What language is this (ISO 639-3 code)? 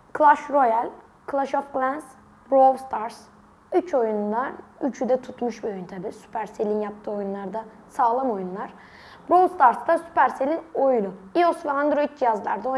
tur